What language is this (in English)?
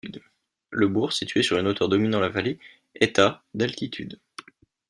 French